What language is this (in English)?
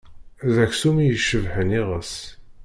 Kabyle